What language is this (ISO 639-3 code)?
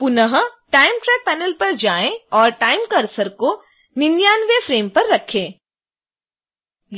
hin